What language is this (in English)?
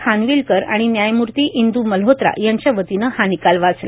Marathi